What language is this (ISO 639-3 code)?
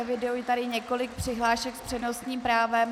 ces